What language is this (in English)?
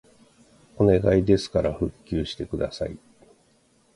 Japanese